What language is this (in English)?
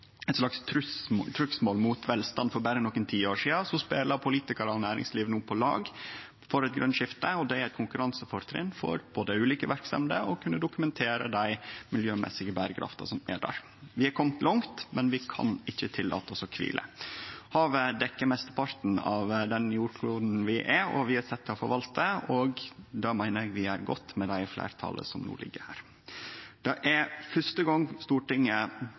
Norwegian Nynorsk